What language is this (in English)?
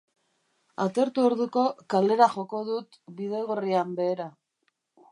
Basque